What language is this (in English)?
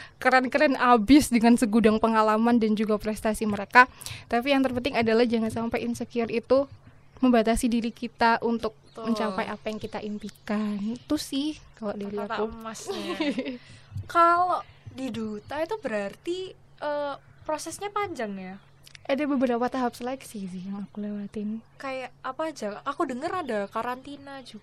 Indonesian